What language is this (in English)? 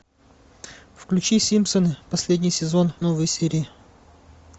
Russian